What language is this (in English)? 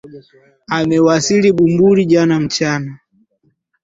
Swahili